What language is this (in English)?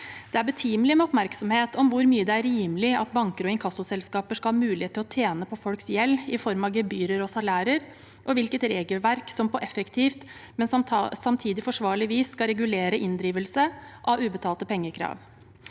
Norwegian